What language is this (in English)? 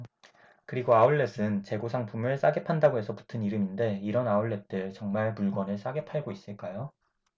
Korean